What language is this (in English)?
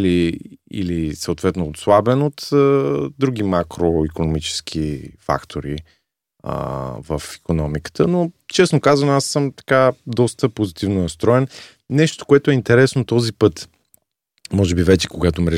Bulgarian